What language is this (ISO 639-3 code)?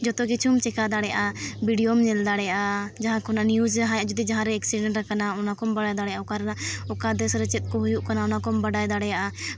sat